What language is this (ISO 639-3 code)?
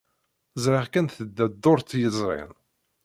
kab